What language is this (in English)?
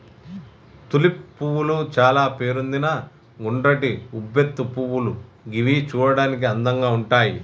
Telugu